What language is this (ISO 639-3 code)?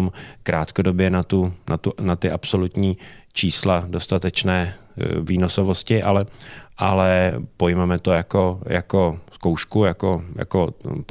ces